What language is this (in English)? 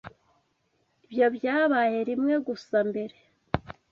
Kinyarwanda